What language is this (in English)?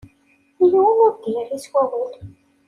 Kabyle